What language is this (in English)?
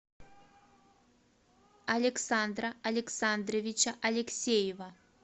Russian